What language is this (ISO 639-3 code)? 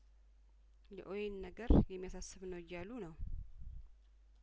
amh